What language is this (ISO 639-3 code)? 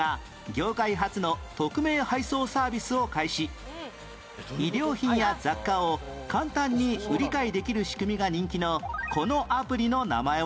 jpn